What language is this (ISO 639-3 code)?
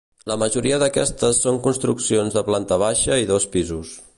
cat